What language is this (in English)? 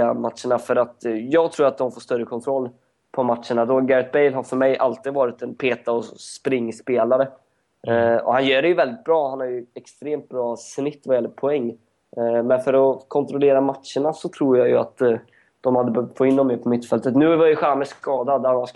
Swedish